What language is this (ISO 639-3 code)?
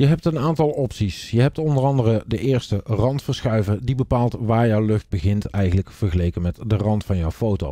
nld